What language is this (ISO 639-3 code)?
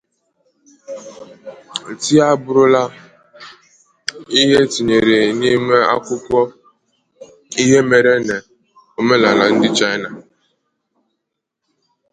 ibo